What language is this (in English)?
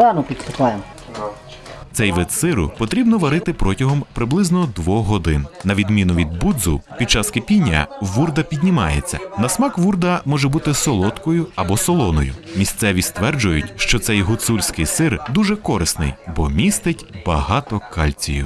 Ukrainian